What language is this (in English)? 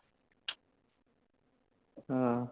Punjabi